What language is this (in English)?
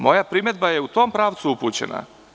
Serbian